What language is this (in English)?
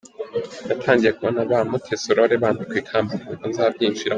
Kinyarwanda